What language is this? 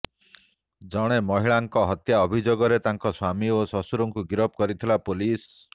Odia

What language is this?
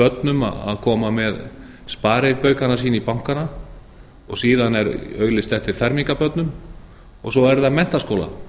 Icelandic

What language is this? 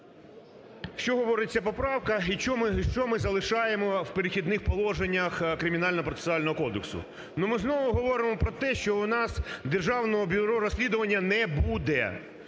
Ukrainian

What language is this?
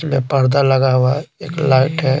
Hindi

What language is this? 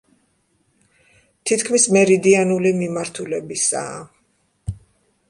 Georgian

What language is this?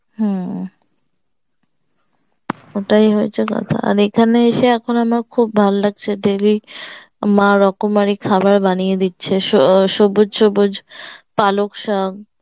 Bangla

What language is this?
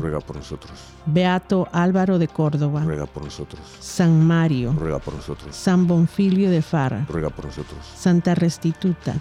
Spanish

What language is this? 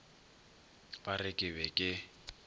Northern Sotho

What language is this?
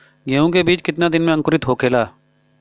Bhojpuri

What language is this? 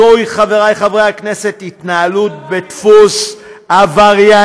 Hebrew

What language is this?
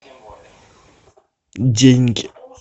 Russian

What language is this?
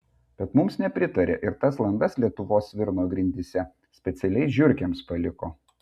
Lithuanian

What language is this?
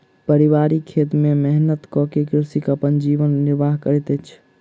Maithili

